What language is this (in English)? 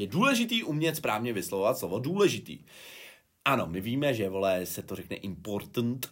Czech